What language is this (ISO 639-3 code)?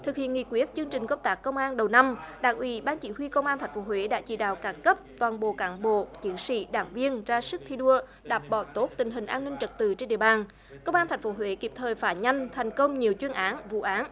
vie